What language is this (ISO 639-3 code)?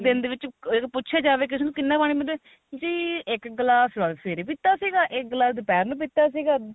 pan